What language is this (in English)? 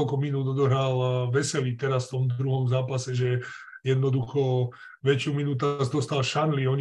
Slovak